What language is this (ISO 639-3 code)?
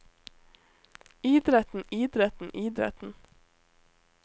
nor